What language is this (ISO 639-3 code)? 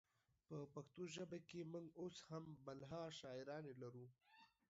pus